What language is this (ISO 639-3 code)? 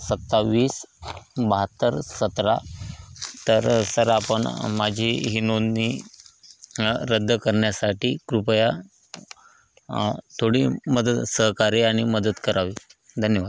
mar